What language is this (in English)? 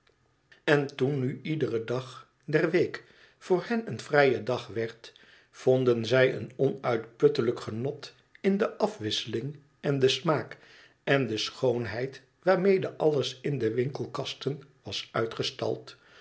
Dutch